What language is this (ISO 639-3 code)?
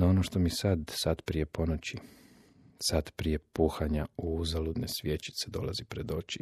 hrv